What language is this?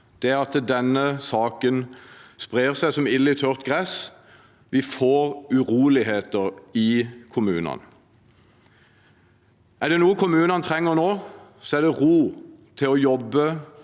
Norwegian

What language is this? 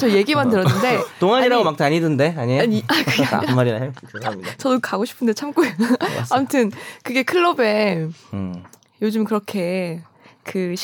Korean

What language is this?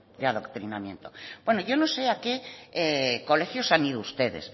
Spanish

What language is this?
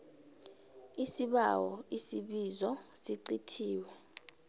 South Ndebele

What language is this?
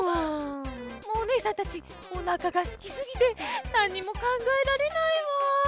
Japanese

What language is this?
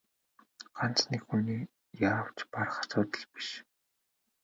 Mongolian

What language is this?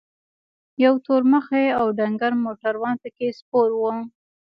Pashto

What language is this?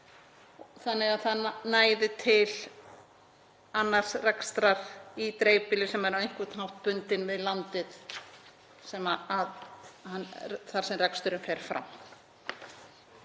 Icelandic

